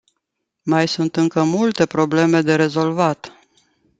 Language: Romanian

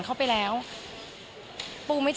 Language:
Thai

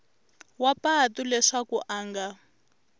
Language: Tsonga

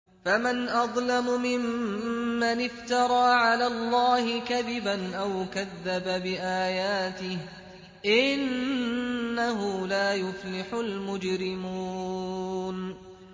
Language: Arabic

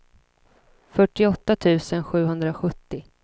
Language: Swedish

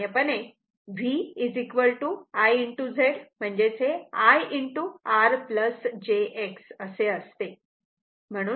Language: Marathi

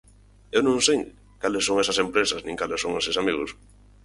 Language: Galician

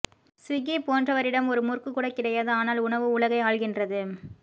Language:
Tamil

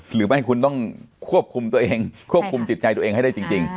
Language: Thai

